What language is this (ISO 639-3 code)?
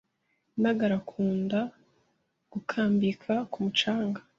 kin